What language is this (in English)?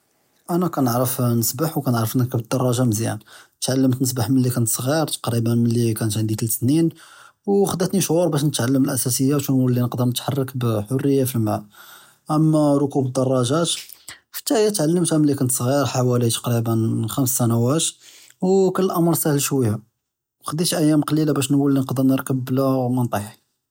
Judeo-Arabic